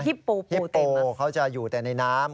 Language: Thai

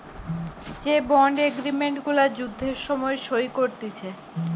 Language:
Bangla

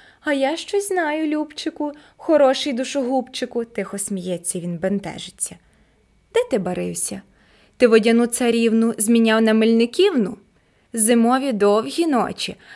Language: Ukrainian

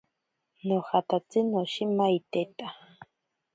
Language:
Ashéninka Perené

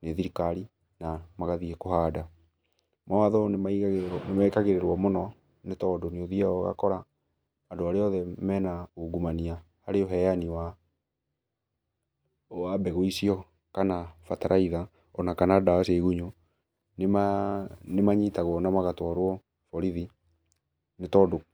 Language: Kikuyu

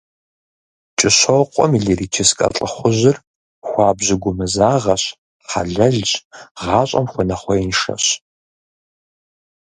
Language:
Kabardian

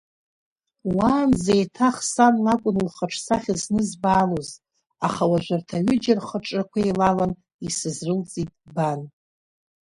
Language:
Abkhazian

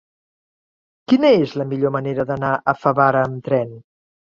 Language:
Catalan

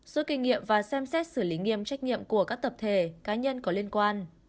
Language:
Vietnamese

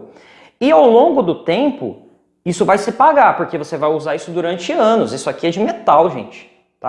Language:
Portuguese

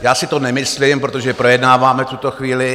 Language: Czech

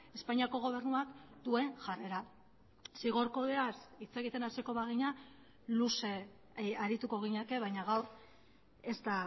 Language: Basque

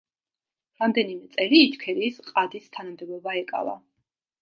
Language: Georgian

